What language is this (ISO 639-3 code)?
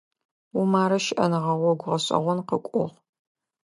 ady